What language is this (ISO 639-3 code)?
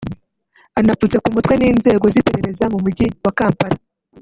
kin